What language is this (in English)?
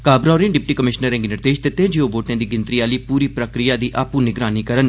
Dogri